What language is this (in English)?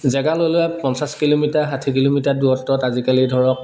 Assamese